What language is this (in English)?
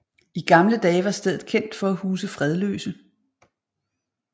Danish